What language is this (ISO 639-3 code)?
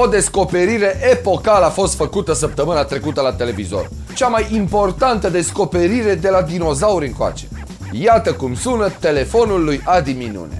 ron